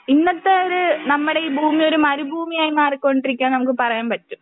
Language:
Malayalam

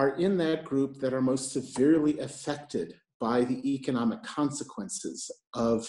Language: English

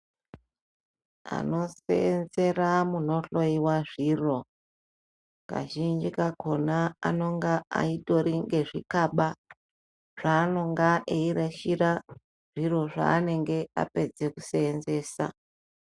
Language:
Ndau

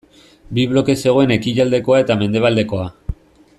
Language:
Basque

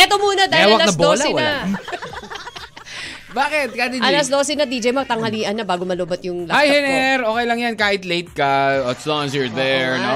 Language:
Filipino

